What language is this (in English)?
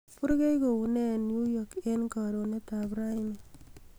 Kalenjin